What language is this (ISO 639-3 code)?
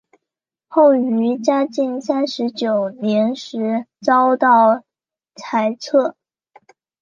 zho